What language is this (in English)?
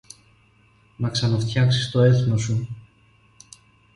Greek